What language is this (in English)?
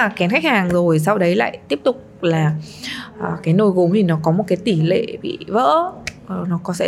Vietnamese